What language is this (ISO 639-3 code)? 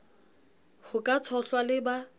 sot